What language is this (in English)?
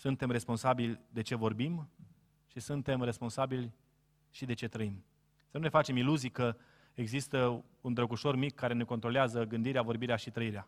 Romanian